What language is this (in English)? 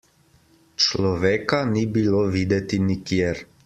Slovenian